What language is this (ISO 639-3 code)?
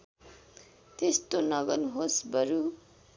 nep